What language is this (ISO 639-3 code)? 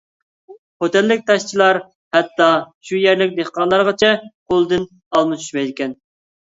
uig